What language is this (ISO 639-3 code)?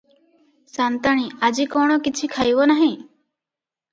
ori